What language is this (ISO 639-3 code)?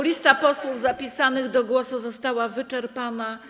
pol